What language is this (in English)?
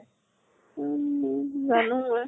Assamese